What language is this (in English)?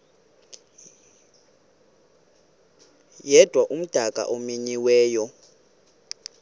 Xhosa